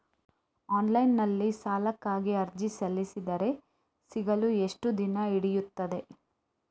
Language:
Kannada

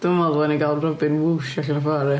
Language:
Welsh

